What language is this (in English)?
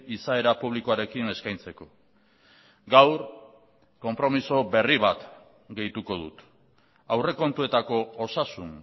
Basque